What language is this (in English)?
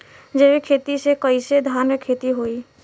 Bhojpuri